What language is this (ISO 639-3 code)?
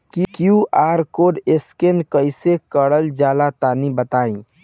bho